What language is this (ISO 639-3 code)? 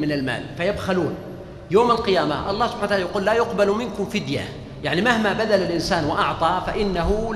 ara